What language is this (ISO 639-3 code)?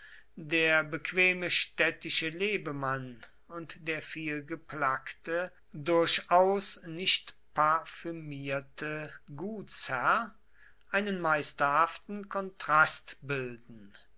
deu